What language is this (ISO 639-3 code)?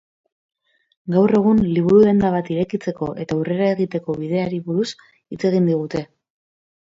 eus